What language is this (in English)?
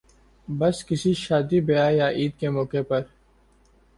Urdu